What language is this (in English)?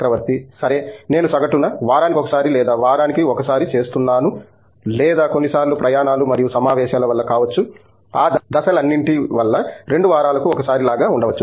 Telugu